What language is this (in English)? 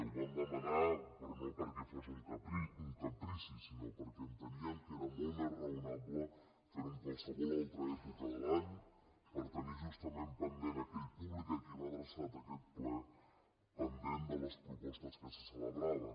Catalan